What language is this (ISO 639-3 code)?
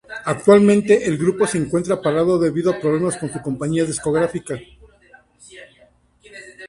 spa